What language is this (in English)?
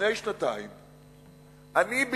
Hebrew